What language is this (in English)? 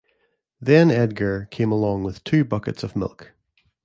English